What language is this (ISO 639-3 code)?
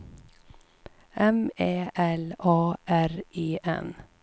swe